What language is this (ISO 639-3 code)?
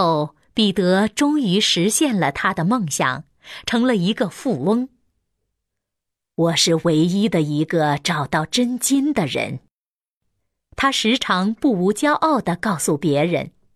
zho